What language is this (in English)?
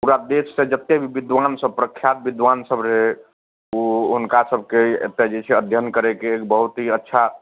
Maithili